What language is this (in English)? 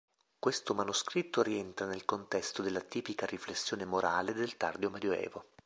Italian